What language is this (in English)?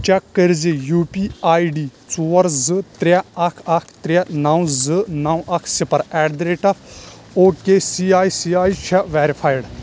Kashmiri